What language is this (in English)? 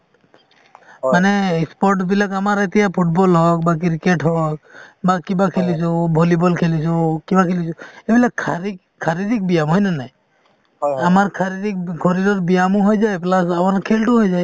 Assamese